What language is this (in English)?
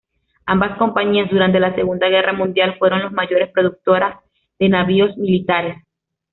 Spanish